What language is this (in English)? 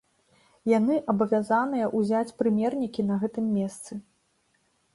Belarusian